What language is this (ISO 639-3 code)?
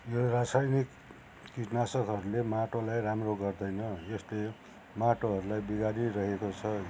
nep